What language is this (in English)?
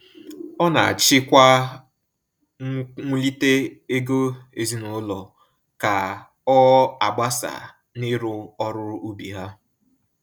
Igbo